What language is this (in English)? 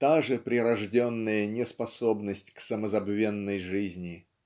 Russian